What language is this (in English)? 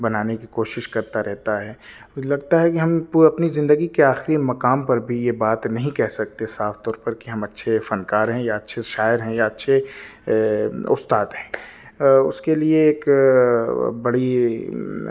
Urdu